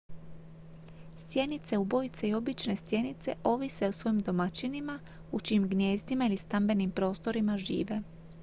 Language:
Croatian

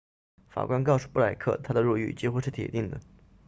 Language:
Chinese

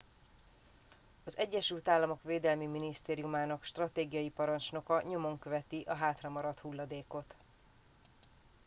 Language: Hungarian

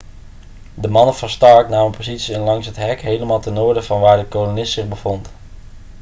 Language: Dutch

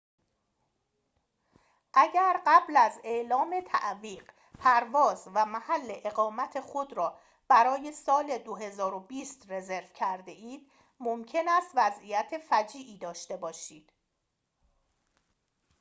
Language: Persian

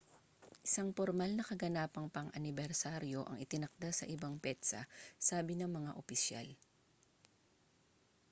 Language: Filipino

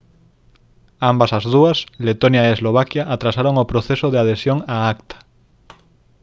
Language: Galician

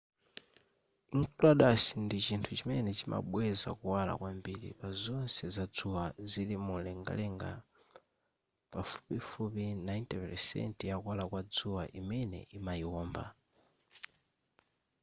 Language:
Nyanja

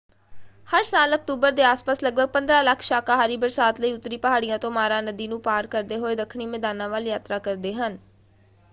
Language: Punjabi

